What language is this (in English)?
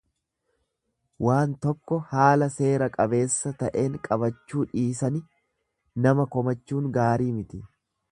Oromo